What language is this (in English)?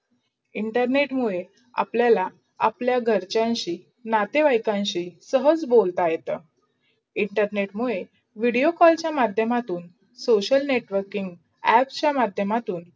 Marathi